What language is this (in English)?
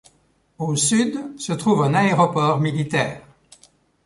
French